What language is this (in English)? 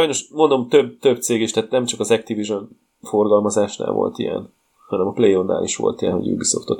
Hungarian